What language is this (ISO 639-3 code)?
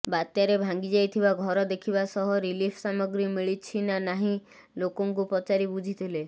ori